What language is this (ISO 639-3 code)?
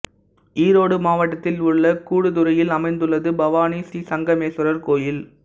tam